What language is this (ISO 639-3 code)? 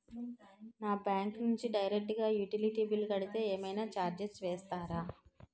tel